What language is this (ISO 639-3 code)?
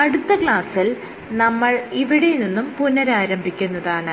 mal